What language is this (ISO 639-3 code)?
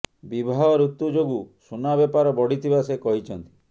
ori